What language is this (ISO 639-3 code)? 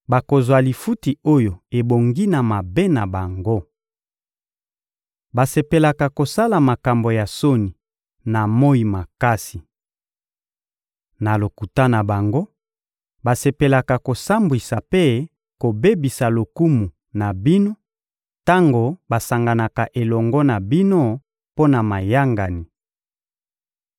lin